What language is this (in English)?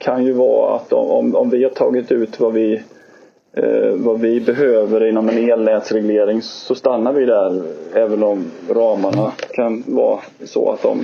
Swedish